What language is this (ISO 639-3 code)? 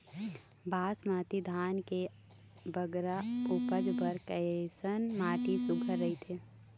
hne